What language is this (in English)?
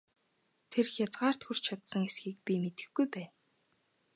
Mongolian